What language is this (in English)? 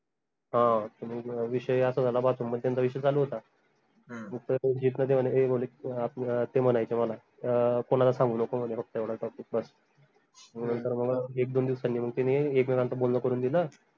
Marathi